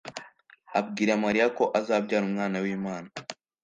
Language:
Kinyarwanda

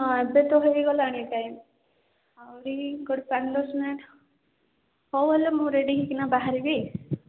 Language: Odia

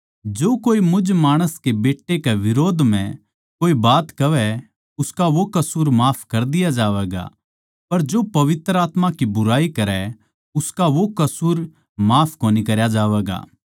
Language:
Haryanvi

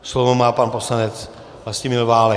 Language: Czech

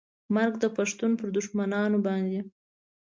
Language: Pashto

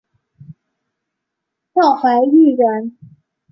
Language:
Chinese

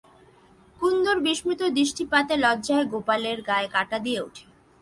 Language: Bangla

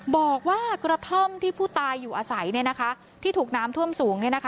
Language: Thai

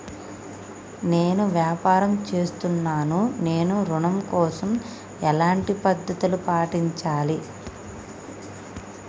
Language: Telugu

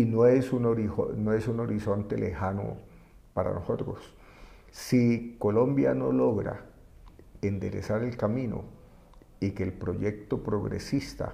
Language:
Spanish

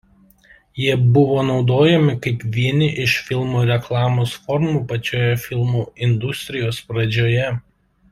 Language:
Lithuanian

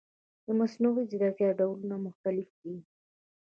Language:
Pashto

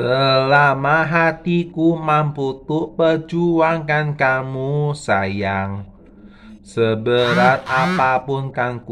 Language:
Indonesian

